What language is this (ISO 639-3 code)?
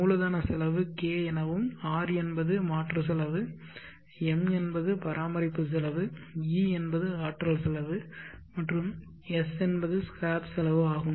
tam